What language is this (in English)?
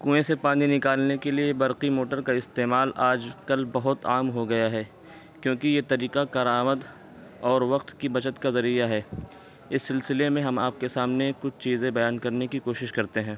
Urdu